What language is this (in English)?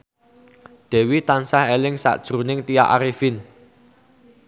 Javanese